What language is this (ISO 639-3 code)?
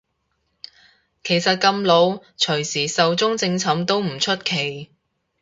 yue